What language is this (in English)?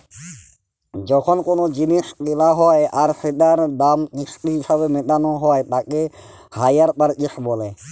Bangla